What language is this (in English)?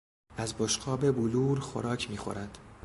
Persian